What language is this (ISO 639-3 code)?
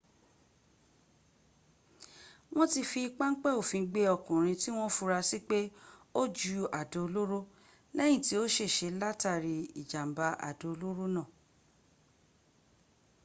yor